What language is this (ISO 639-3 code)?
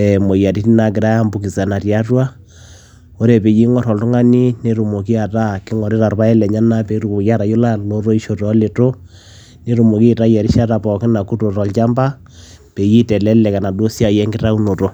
mas